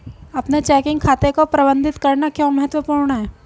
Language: Hindi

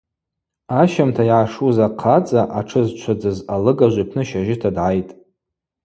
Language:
Abaza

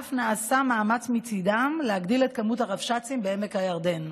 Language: Hebrew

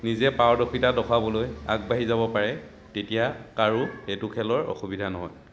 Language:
Assamese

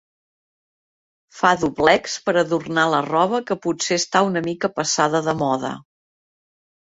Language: Catalan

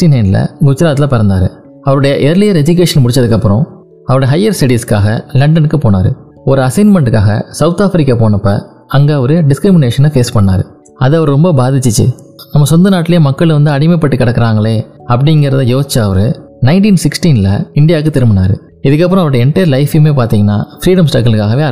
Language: Tamil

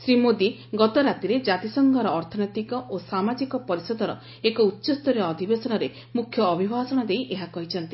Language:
Odia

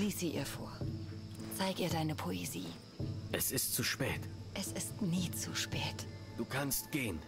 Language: German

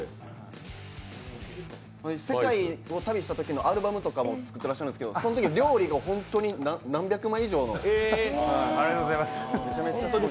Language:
Japanese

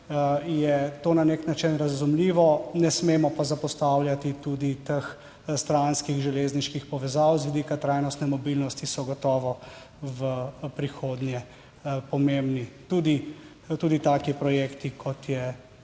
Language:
Slovenian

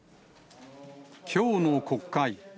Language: Japanese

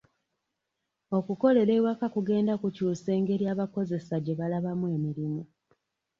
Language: Ganda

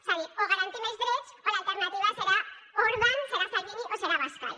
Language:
Catalan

